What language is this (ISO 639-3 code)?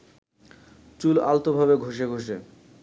ben